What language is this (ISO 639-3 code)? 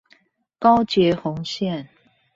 zho